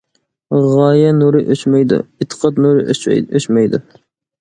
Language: Uyghur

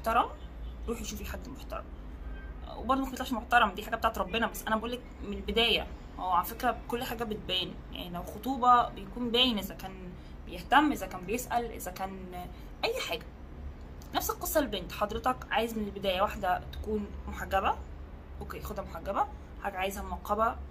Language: Arabic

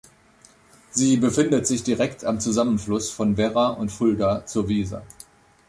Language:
German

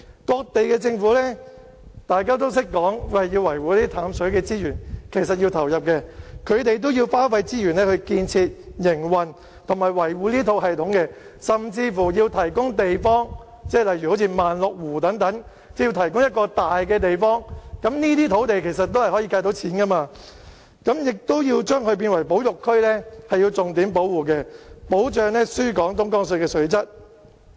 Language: Cantonese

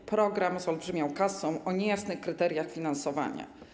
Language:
Polish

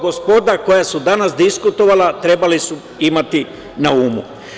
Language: Serbian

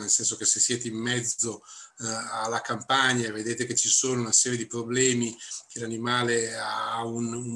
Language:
Italian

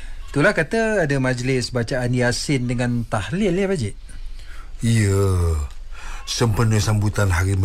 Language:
Malay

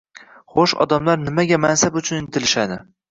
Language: Uzbek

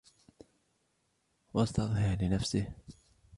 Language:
Arabic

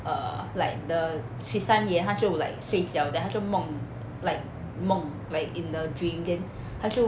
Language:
English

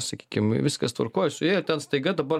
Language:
Lithuanian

